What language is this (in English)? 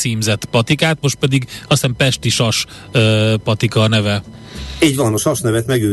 Hungarian